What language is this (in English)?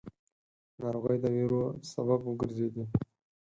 Pashto